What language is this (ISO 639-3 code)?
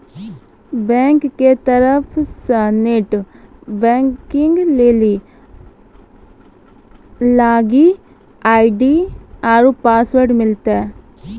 mai